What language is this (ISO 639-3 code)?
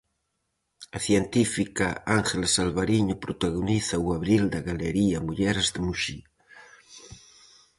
glg